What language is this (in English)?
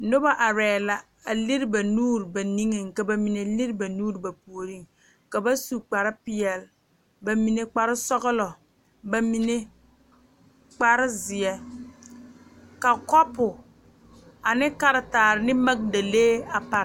Southern Dagaare